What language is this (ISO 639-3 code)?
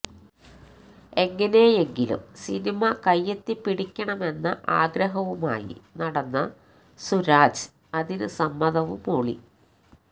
mal